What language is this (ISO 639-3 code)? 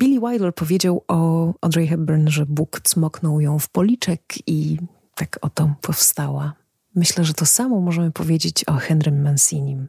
pol